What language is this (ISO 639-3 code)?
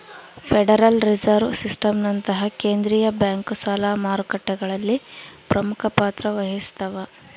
kan